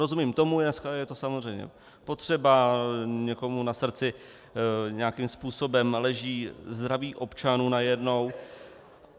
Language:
Czech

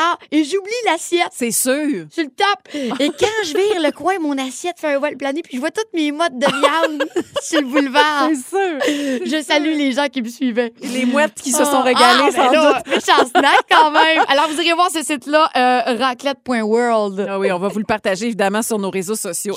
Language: French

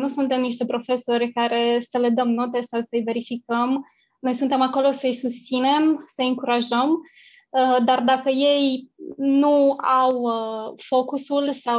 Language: Romanian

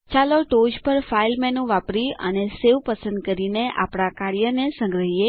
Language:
Gujarati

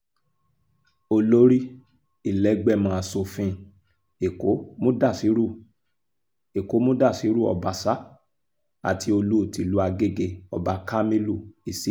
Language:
Yoruba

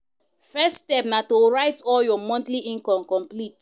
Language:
Nigerian Pidgin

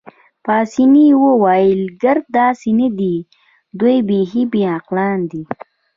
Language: Pashto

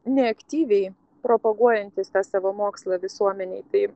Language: Lithuanian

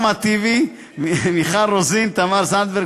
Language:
Hebrew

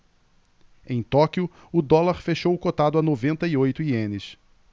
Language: Portuguese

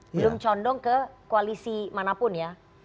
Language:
Indonesian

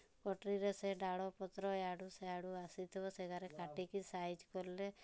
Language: Odia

